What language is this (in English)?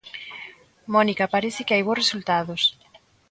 Galician